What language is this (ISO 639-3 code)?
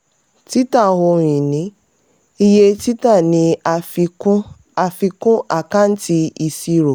yor